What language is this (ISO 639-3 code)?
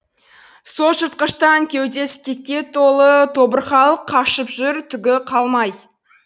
kaz